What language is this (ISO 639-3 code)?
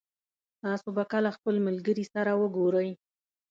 pus